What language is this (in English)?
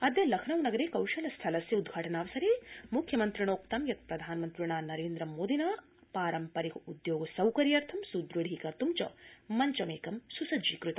Sanskrit